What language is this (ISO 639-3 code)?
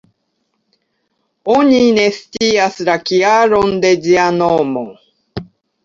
epo